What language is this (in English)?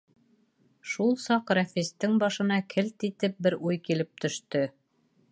Bashkir